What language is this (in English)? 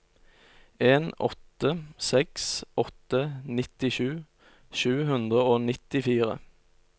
Norwegian